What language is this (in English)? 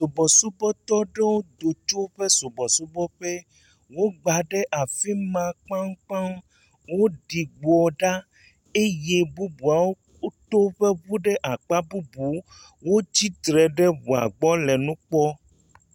Ewe